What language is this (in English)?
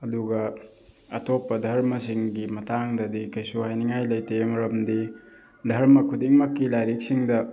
Manipuri